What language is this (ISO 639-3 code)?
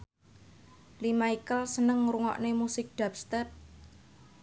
jav